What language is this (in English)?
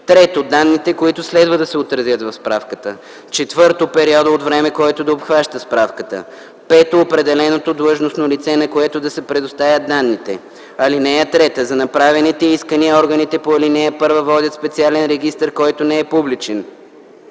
Bulgarian